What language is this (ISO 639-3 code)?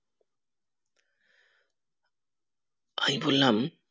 ben